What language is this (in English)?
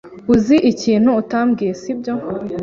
Kinyarwanda